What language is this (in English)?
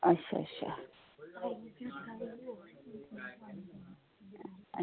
Dogri